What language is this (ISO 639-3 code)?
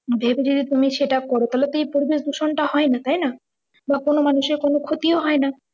ben